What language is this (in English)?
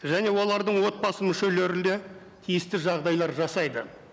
Kazakh